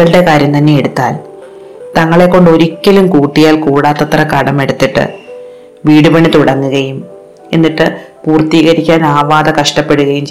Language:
Malayalam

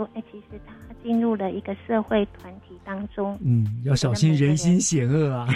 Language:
Chinese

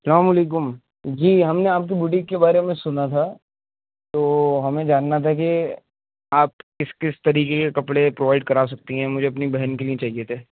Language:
Urdu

